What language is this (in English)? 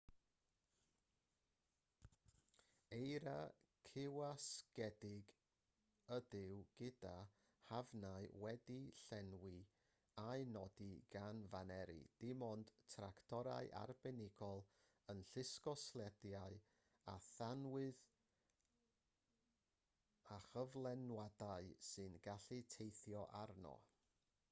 Welsh